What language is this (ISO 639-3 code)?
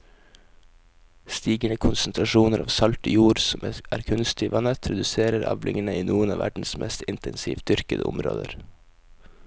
nor